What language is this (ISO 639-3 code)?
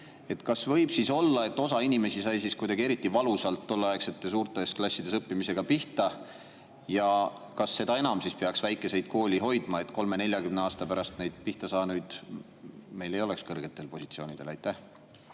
est